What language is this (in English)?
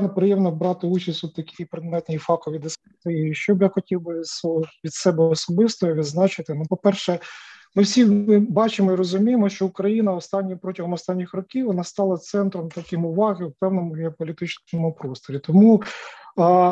Ukrainian